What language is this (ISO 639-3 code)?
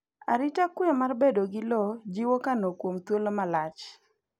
luo